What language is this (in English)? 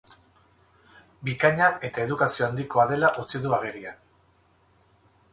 Basque